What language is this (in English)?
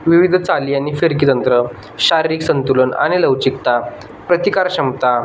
Marathi